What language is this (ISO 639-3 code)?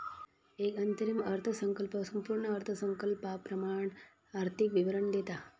mar